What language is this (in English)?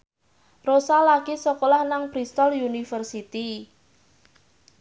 Javanese